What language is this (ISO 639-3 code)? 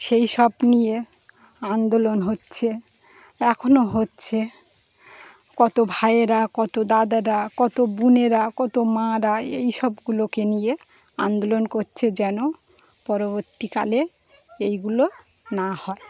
ben